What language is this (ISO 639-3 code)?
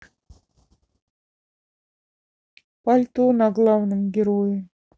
rus